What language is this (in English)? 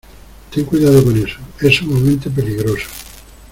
Spanish